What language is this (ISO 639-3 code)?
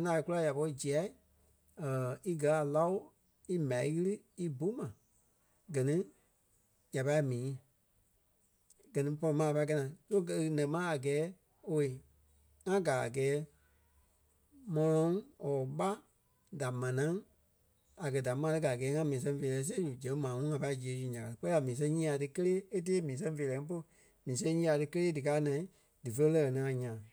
kpe